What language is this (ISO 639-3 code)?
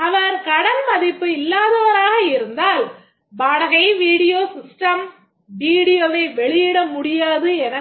tam